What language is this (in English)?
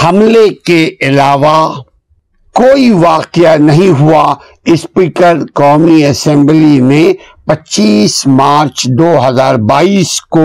Urdu